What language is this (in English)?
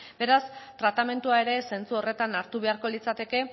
Basque